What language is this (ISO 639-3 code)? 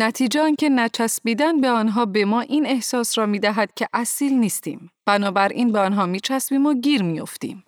fas